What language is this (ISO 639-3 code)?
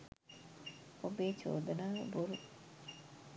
sin